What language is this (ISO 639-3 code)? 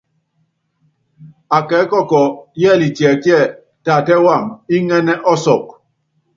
yav